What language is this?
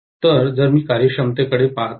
Marathi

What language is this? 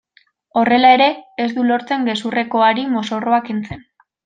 Basque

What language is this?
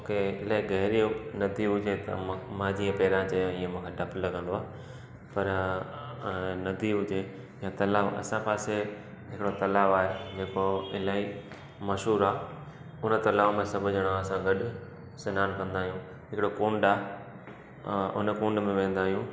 Sindhi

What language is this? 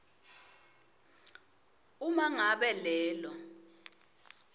Swati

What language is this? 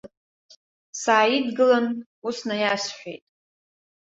Abkhazian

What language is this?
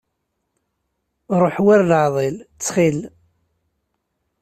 Kabyle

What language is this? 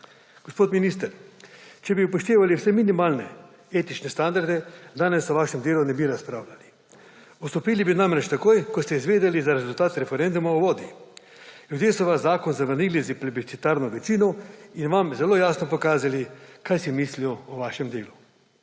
Slovenian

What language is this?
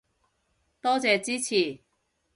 Cantonese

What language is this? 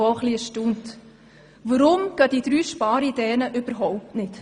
Swiss German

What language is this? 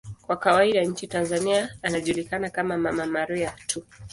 Swahili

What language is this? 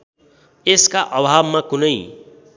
Nepali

